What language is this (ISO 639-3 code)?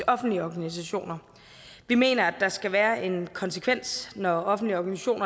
dan